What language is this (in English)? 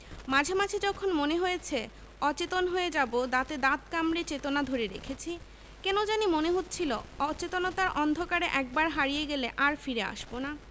Bangla